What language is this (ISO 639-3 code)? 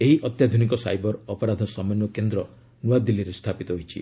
ori